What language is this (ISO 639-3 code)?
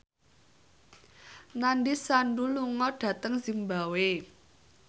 jav